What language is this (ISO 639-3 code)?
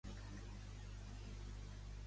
cat